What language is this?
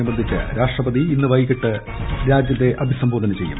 Malayalam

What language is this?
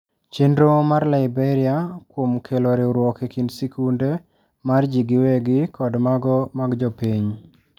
Luo (Kenya and Tanzania)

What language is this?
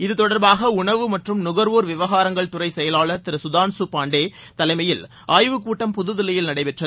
Tamil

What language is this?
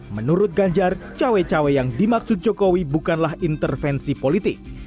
Indonesian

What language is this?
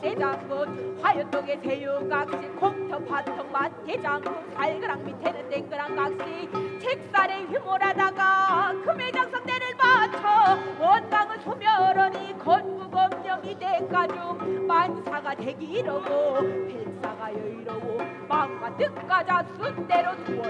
Korean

